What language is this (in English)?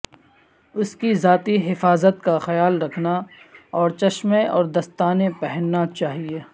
Urdu